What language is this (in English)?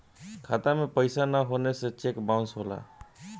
Bhojpuri